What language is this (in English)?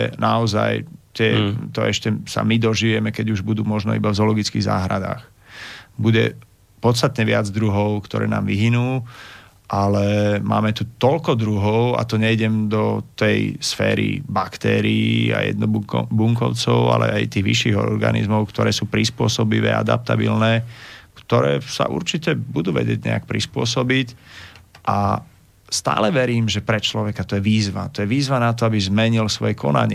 Slovak